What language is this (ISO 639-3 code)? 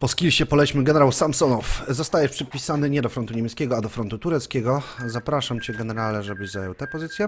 pol